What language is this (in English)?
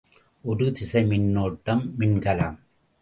Tamil